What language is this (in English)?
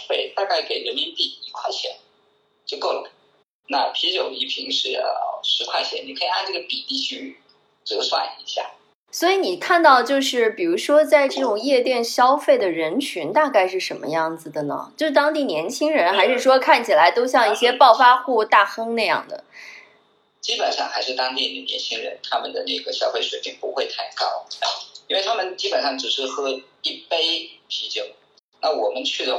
Chinese